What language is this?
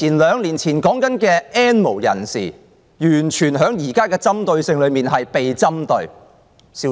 Cantonese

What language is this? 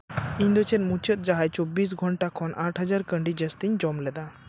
Santali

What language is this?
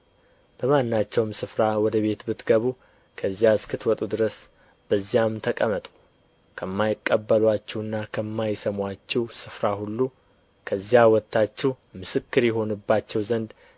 Amharic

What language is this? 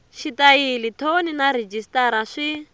Tsonga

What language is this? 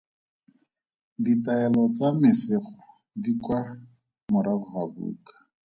Tswana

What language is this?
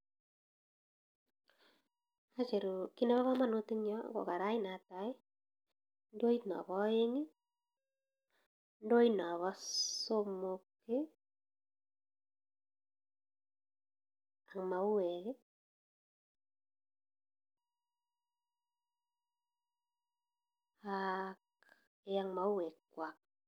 Kalenjin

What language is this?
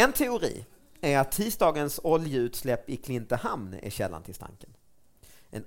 Swedish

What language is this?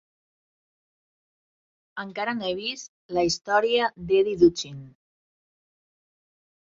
Catalan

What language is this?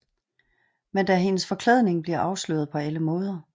Danish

